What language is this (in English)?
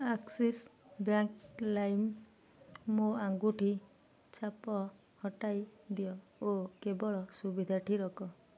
Odia